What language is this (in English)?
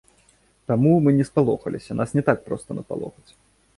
Belarusian